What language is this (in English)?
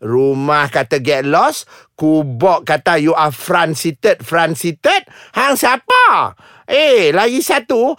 Malay